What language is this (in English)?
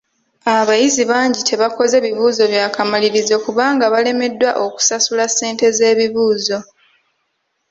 Ganda